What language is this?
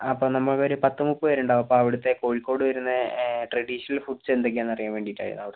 Malayalam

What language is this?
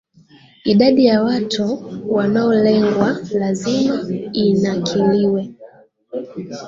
Swahili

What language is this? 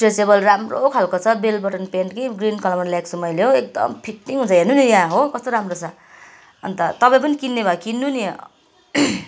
Nepali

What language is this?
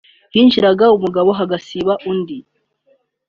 Kinyarwanda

